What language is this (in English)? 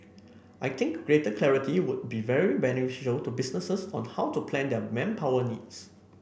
English